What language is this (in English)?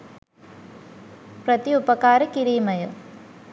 Sinhala